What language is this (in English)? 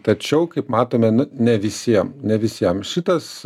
Lithuanian